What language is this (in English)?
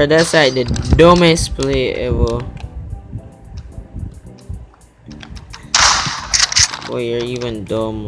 English